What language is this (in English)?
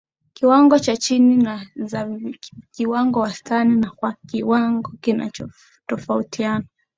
Swahili